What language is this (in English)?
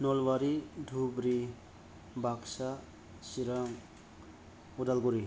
Bodo